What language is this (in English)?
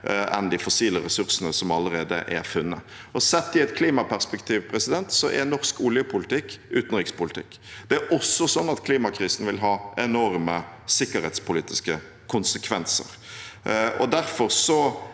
Norwegian